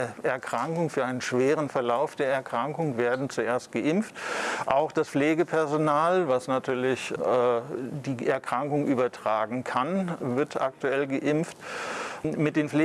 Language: German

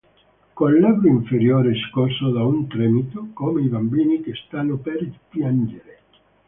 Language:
Italian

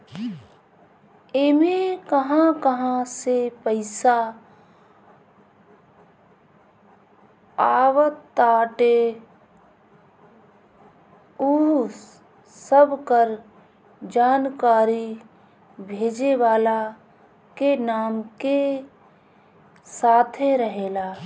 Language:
Bhojpuri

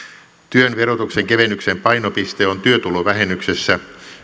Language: Finnish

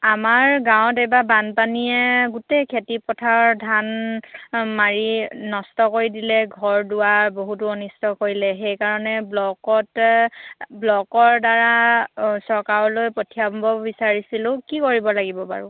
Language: Assamese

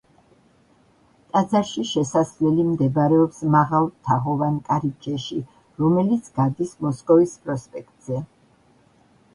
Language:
Georgian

